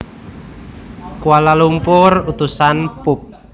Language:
Javanese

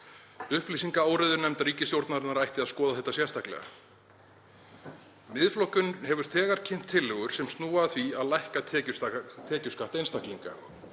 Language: Icelandic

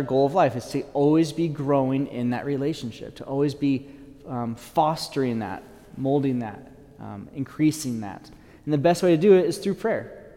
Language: English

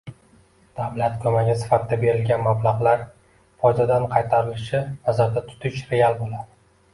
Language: Uzbek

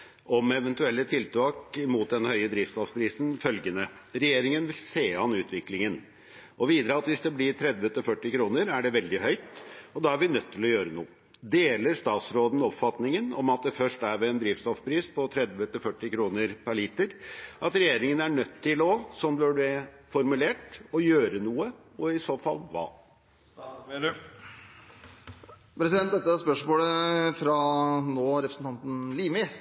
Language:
Norwegian Bokmål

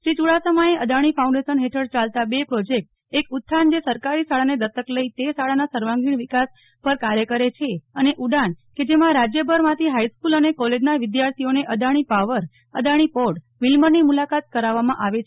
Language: Gujarati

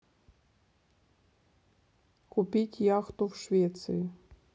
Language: Russian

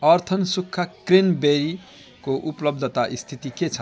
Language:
Nepali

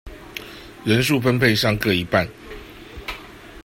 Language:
Chinese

